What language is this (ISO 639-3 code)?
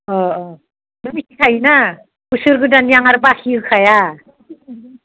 brx